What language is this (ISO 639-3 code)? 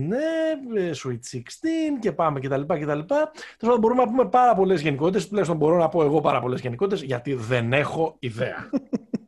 ell